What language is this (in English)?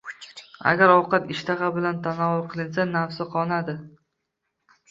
Uzbek